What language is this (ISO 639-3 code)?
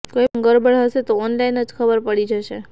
guj